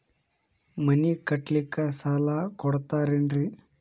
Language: Kannada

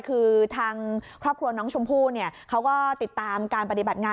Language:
Thai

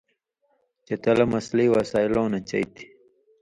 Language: Indus Kohistani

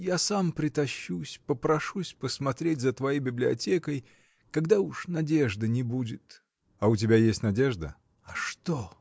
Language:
Russian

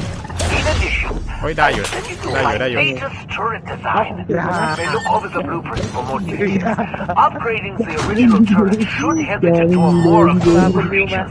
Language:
Thai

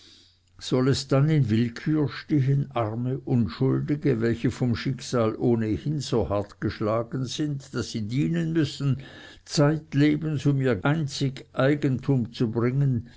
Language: German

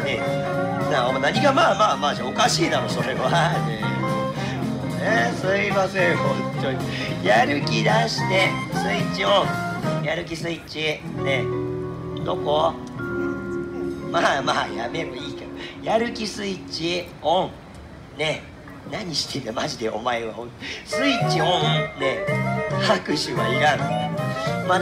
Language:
Japanese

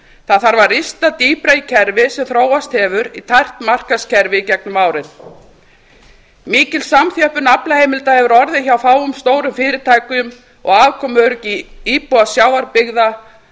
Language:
Icelandic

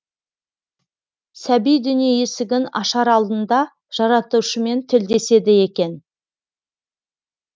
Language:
Kazakh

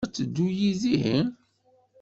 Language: Kabyle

